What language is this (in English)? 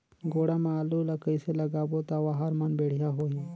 Chhattisgarhi